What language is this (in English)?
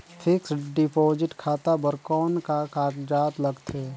Chhattisgarhi